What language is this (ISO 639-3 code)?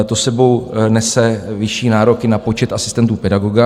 ces